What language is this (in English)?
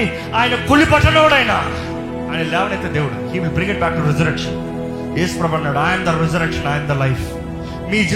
Telugu